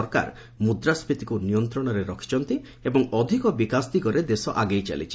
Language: Odia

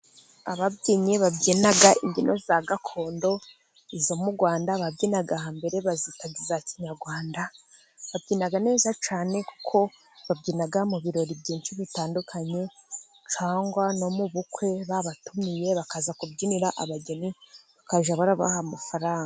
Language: Kinyarwanda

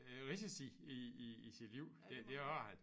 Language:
Danish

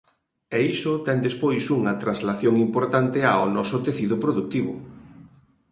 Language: Galician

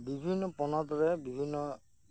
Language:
Santali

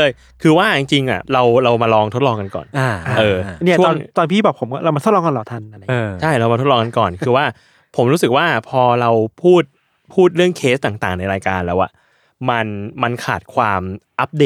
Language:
Thai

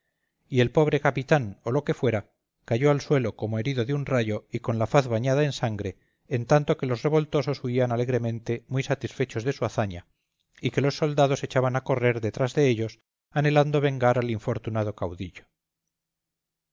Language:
Spanish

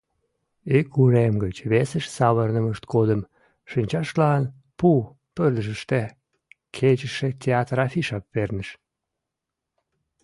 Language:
Mari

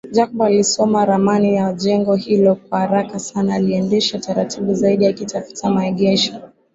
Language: Swahili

